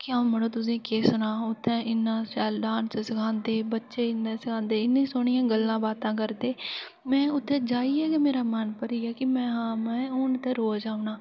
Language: Dogri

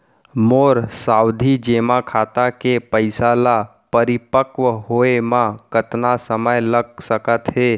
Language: Chhattisgarhi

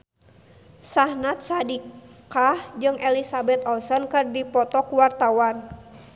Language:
Sundanese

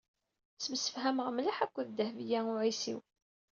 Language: Kabyle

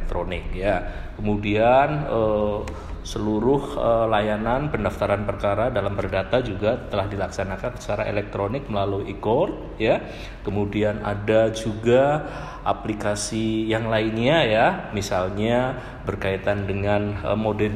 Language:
Indonesian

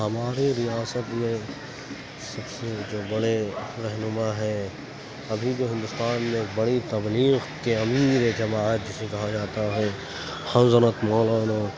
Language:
Urdu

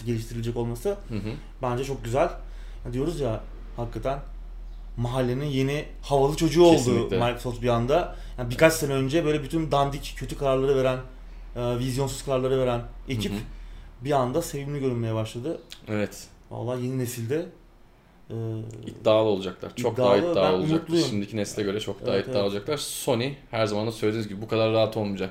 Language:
Turkish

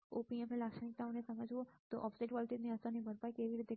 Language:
Gujarati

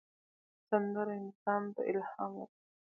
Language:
Pashto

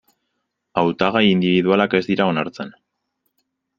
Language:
Basque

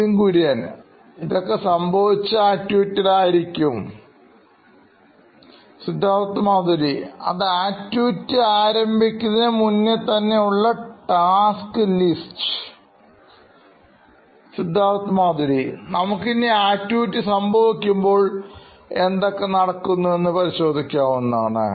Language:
Malayalam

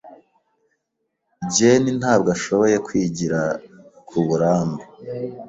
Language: Kinyarwanda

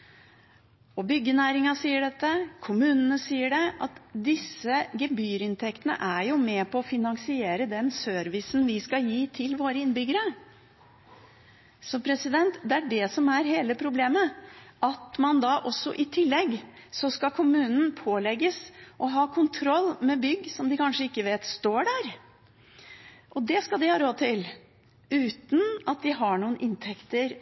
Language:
Norwegian Bokmål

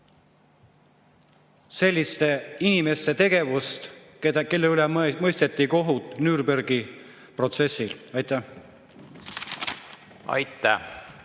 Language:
Estonian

